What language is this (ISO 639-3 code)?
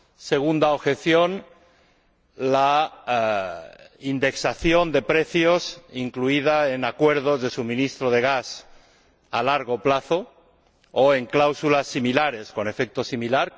spa